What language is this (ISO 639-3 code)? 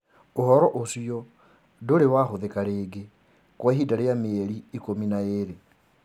kik